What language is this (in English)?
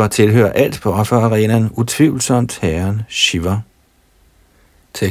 Danish